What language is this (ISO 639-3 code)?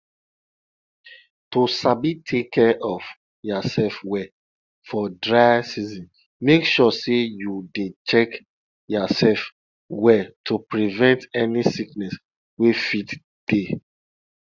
pcm